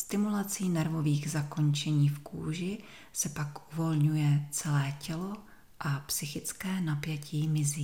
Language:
Czech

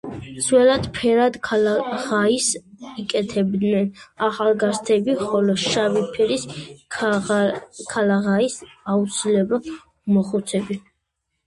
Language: Georgian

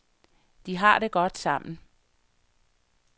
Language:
Danish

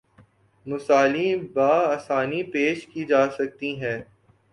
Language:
Urdu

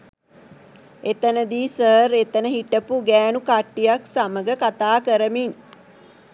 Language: Sinhala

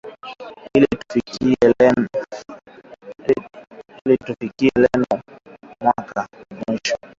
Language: Swahili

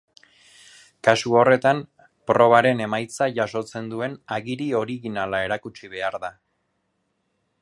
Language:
Basque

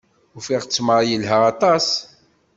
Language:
Kabyle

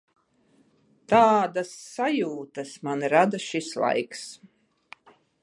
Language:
Latvian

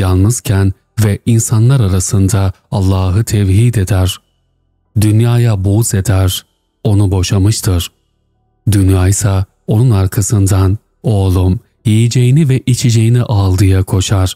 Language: Turkish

